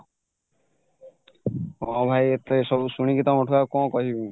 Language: Odia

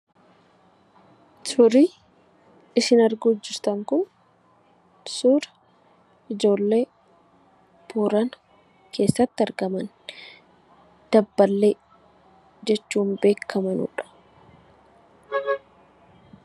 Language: Oromo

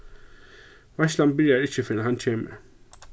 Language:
Faroese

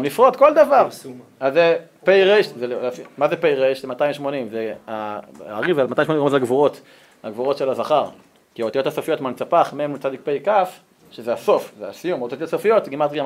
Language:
Hebrew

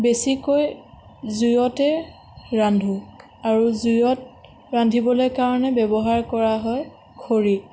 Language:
Assamese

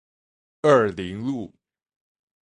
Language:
Chinese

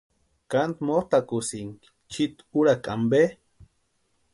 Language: Western Highland Purepecha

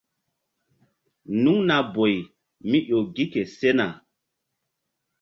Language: Mbum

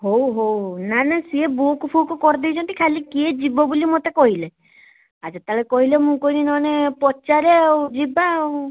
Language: Odia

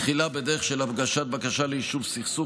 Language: Hebrew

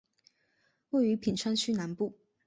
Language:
Chinese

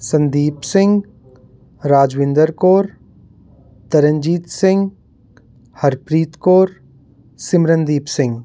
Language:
Punjabi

